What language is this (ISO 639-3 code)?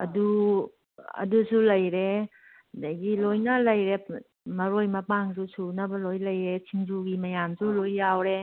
mni